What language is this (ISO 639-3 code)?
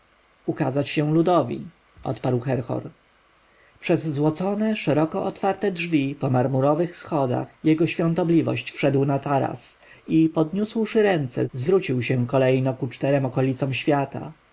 pol